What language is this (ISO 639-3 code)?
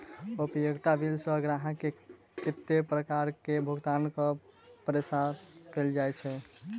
mai